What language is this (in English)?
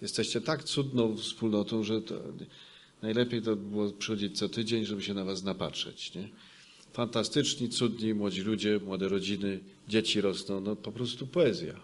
Polish